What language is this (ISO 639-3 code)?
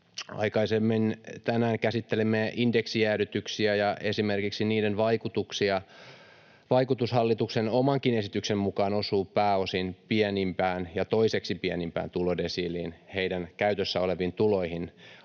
fin